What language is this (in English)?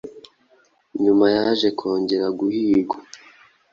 Kinyarwanda